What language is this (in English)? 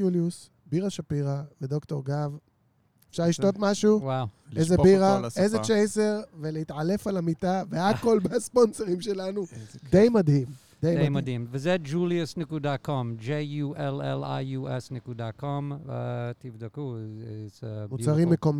Hebrew